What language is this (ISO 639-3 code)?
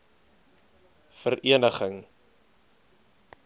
afr